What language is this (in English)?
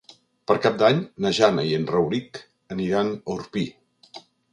Catalan